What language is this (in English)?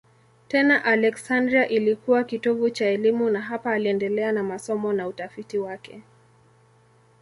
Swahili